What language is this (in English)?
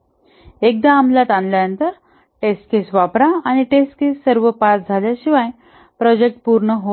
Marathi